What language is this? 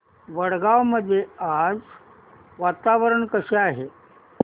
Marathi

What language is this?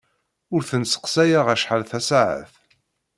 Kabyle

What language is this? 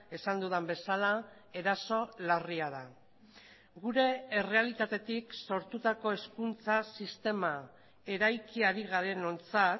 Basque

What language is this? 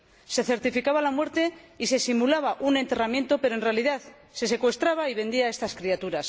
Spanish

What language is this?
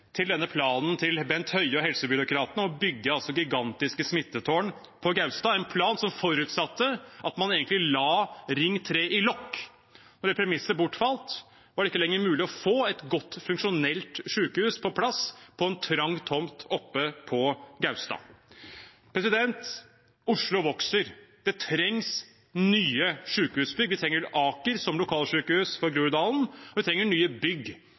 Norwegian Bokmål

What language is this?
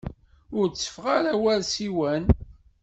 Kabyle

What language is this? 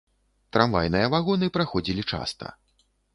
Belarusian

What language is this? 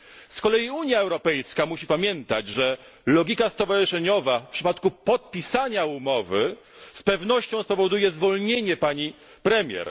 Polish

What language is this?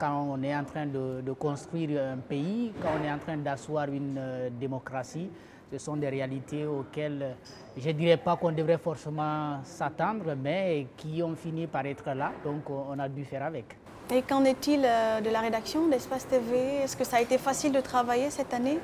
French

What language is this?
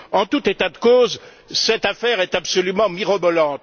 French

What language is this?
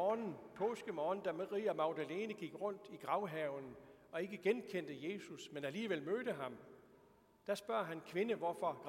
Danish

